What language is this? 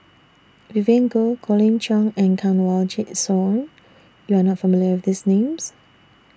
English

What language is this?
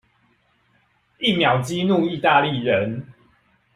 Chinese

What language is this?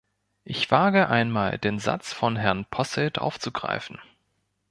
German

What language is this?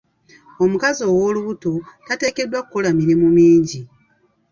Ganda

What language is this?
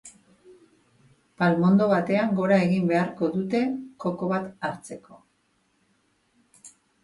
Basque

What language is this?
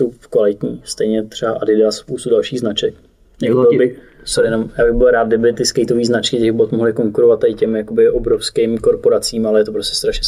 Czech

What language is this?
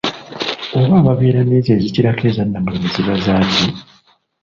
Ganda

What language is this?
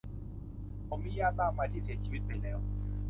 Thai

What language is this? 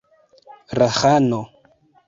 Esperanto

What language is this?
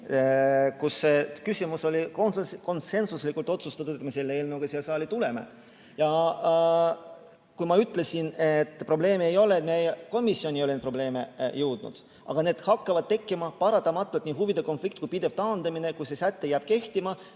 Estonian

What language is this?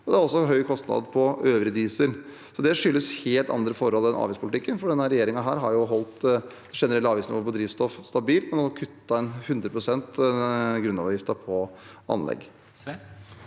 Norwegian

